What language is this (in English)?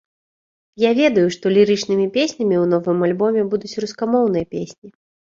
Belarusian